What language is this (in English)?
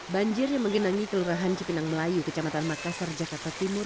Indonesian